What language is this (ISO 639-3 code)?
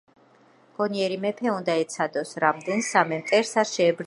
kat